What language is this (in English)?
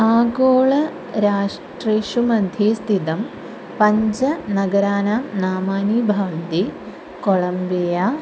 Sanskrit